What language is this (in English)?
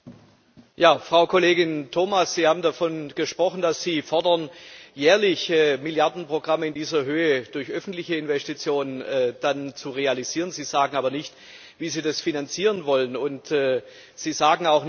German